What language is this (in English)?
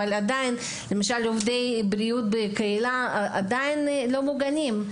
Hebrew